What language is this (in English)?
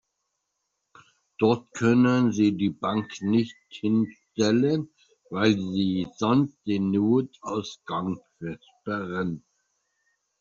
German